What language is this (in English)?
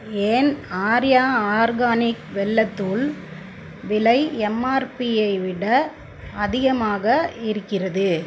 Tamil